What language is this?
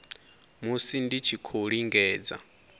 Venda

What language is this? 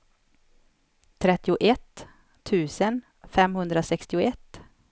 Swedish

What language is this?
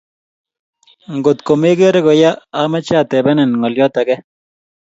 Kalenjin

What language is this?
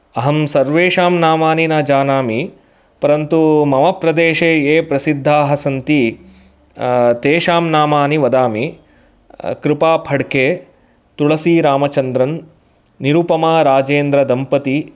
Sanskrit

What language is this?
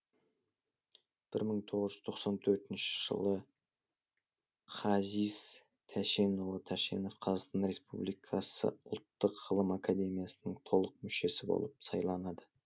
Kazakh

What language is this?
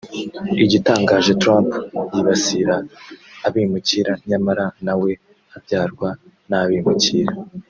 Kinyarwanda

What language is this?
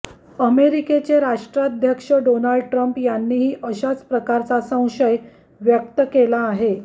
Marathi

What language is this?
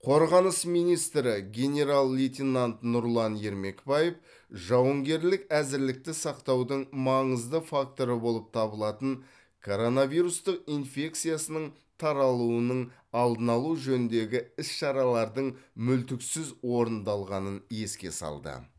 Kazakh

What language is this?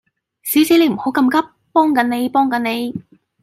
Cantonese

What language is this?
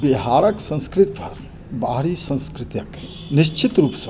Maithili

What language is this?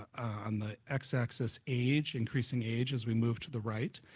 English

